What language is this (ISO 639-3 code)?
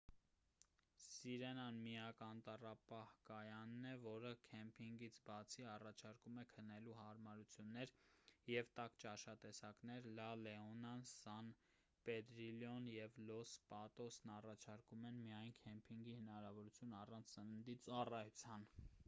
hye